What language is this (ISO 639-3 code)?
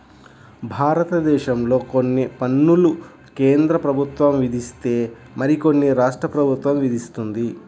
tel